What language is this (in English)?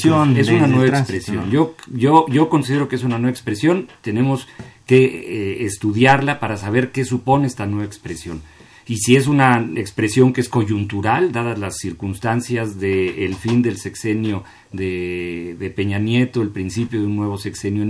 Spanish